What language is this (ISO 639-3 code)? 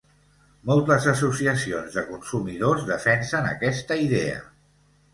cat